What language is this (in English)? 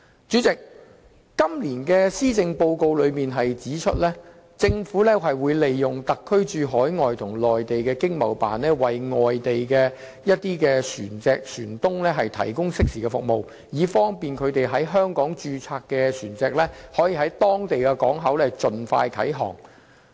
Cantonese